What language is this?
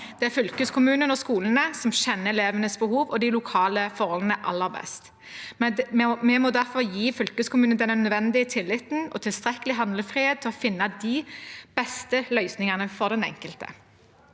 Norwegian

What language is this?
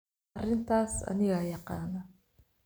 Somali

